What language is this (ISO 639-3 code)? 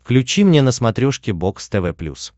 rus